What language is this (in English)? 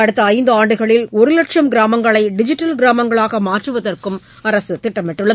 Tamil